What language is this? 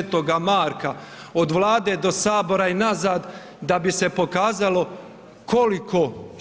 Croatian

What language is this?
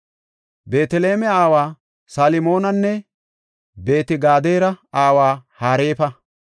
Gofa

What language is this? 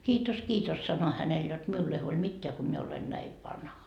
Finnish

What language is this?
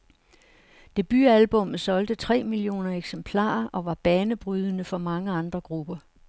Danish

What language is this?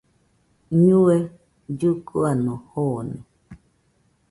Nüpode Huitoto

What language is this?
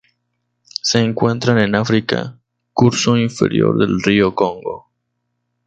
Spanish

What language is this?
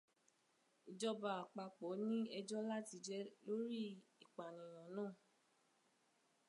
Yoruba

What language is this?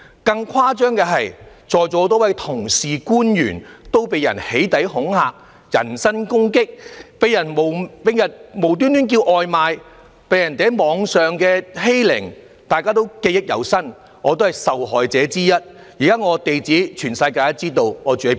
Cantonese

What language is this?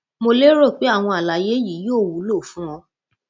Yoruba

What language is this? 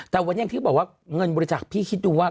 Thai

